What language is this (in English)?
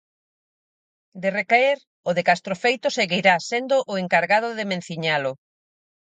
Galician